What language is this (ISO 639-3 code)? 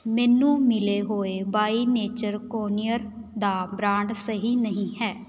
pan